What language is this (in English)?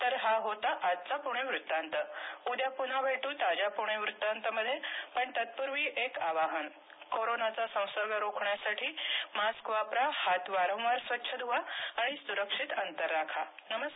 Marathi